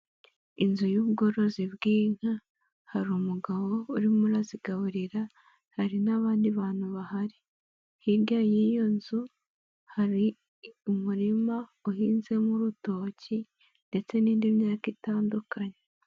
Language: Kinyarwanda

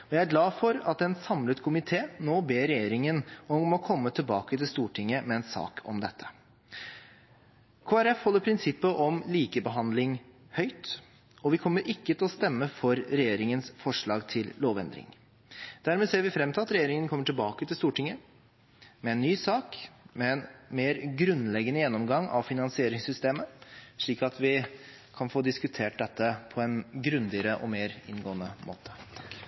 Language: Norwegian Bokmål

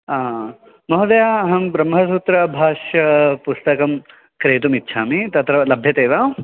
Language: Sanskrit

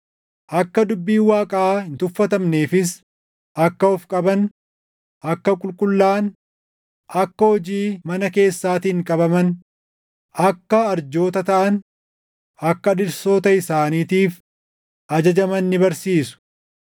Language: Oromo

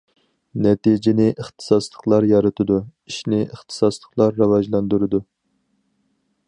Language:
Uyghur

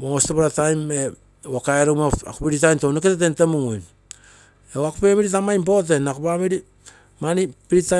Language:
Terei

